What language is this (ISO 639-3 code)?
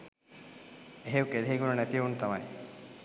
sin